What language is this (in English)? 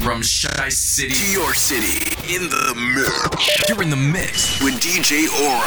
English